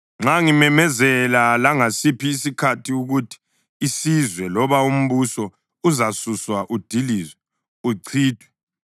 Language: North Ndebele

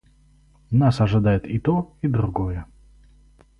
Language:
Russian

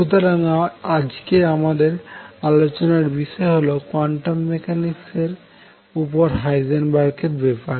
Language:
Bangla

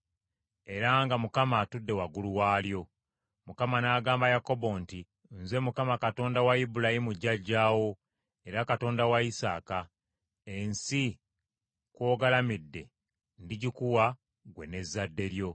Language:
Ganda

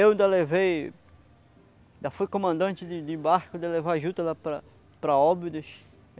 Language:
Portuguese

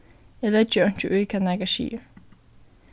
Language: Faroese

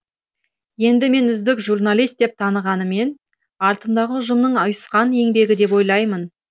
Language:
Kazakh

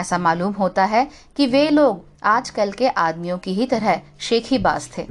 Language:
Hindi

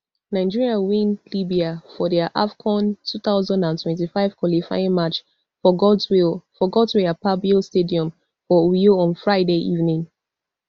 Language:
Nigerian Pidgin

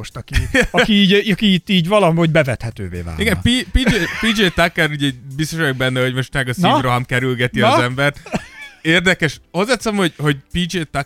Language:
Hungarian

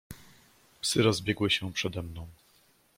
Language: Polish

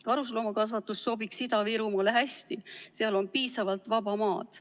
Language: Estonian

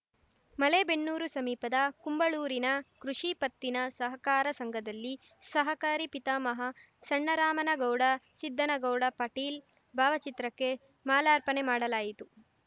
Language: Kannada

